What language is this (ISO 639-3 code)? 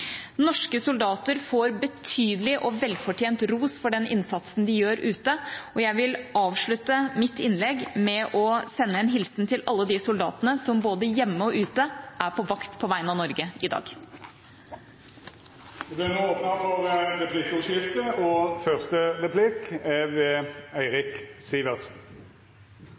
nor